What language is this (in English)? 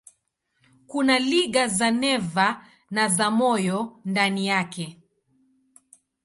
Swahili